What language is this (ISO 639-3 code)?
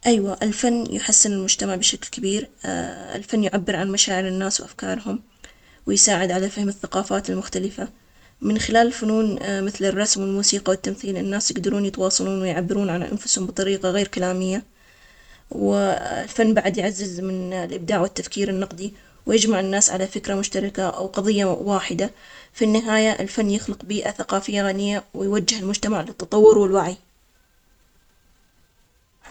acx